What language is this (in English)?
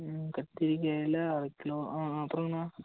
Tamil